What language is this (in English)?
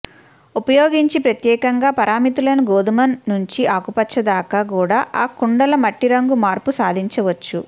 Telugu